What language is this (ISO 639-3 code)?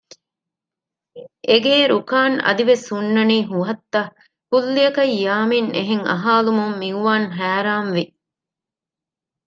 div